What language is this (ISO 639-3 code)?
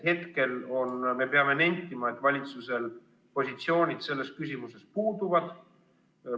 est